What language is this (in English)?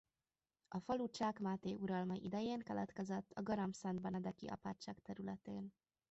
Hungarian